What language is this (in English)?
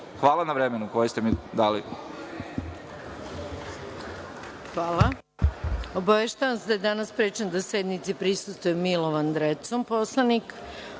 Serbian